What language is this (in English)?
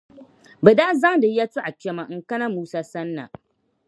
Dagbani